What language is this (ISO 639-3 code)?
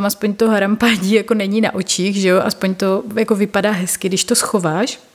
ces